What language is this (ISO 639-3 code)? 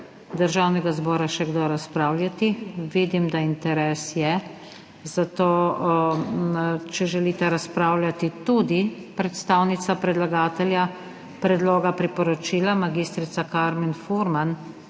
slv